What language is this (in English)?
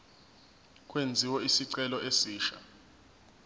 Zulu